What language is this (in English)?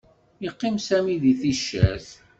Kabyle